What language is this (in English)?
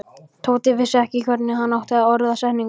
Icelandic